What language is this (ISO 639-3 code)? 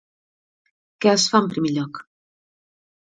cat